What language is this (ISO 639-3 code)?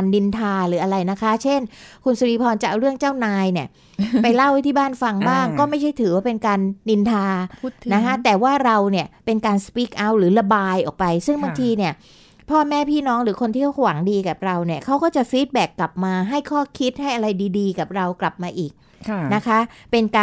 tha